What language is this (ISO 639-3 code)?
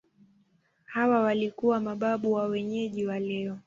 swa